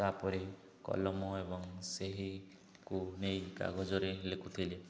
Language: Odia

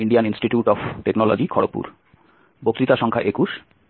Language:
Bangla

